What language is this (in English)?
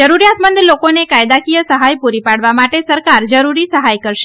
Gujarati